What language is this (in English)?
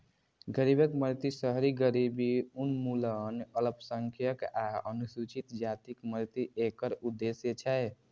Maithili